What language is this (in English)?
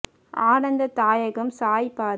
Tamil